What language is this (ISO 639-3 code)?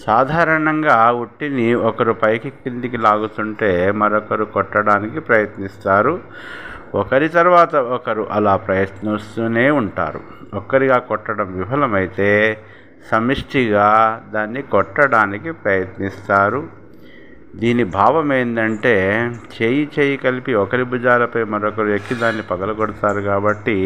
tel